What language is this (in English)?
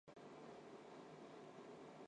Chinese